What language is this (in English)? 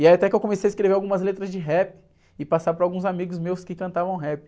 Portuguese